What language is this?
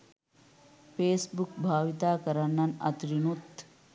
Sinhala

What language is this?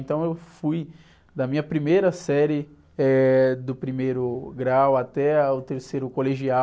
Portuguese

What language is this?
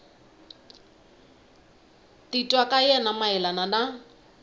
Tsonga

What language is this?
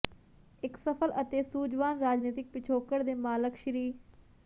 Punjabi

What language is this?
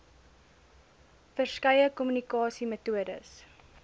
Afrikaans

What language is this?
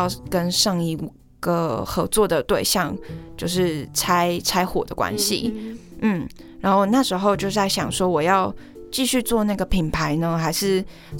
Chinese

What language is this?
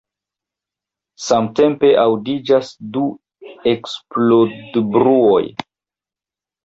Esperanto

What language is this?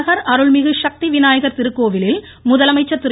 Tamil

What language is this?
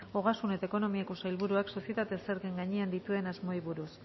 Basque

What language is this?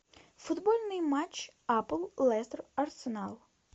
Russian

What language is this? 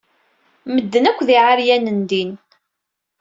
Kabyle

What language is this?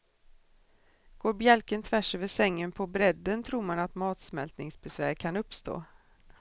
Swedish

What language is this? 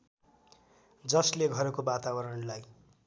Nepali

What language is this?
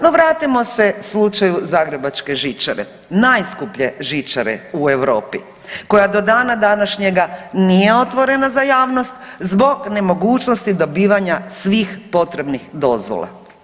Croatian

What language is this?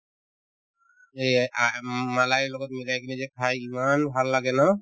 Assamese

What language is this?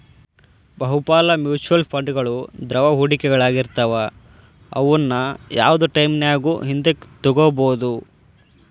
Kannada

